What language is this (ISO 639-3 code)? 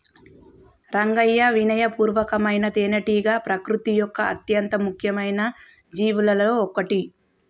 tel